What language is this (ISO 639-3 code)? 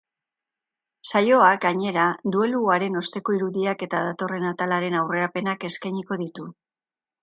eus